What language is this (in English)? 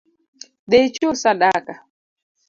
Luo (Kenya and Tanzania)